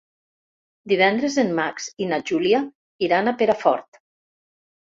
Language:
Catalan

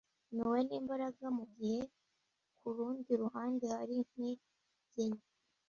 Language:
Kinyarwanda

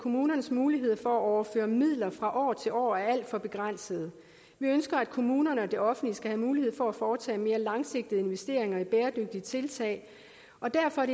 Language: Danish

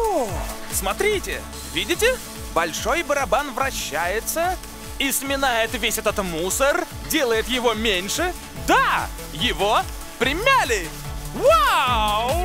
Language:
Russian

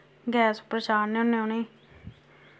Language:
Dogri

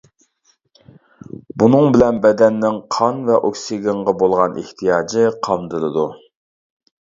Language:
Uyghur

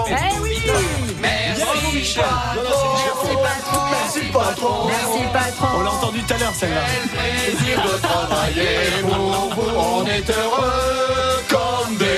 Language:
French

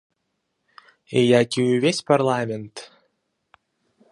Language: Belarusian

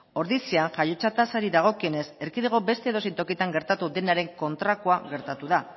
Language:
Basque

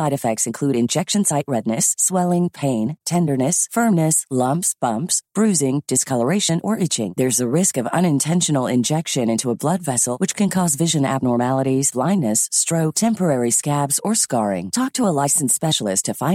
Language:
Filipino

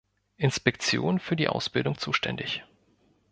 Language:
German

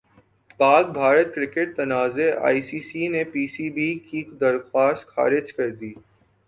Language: Urdu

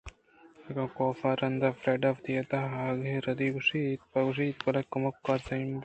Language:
Eastern Balochi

